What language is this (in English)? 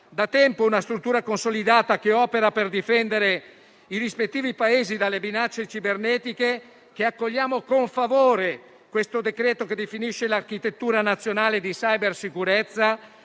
Italian